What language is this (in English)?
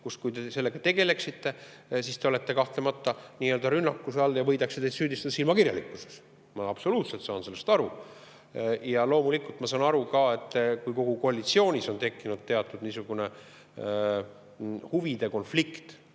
Estonian